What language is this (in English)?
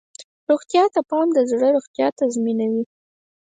Pashto